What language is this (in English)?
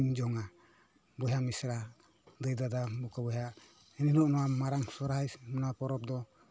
Santali